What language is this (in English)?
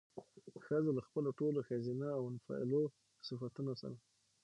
Pashto